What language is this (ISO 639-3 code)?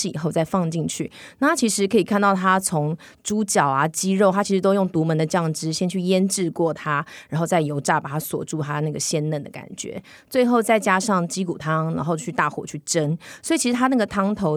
zho